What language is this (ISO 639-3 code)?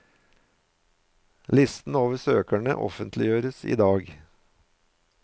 nor